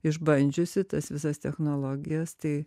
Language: Lithuanian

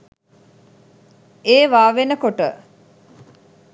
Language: Sinhala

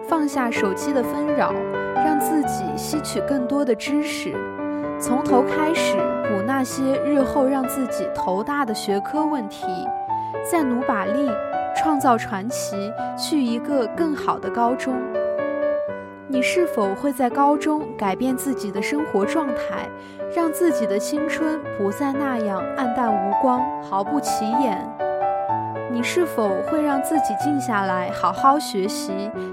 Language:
Chinese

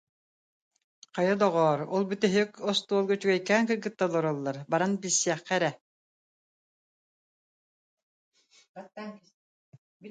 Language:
Yakut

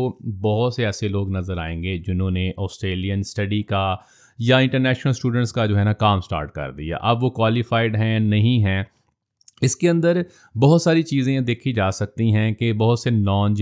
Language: Urdu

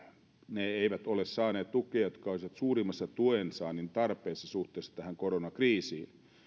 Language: Finnish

